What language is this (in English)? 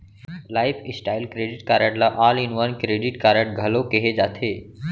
Chhattisgarhi